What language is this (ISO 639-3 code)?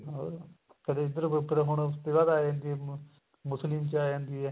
pan